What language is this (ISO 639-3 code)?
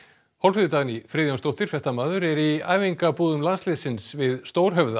isl